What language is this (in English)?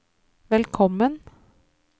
Norwegian